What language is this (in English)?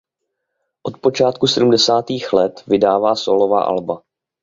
Czech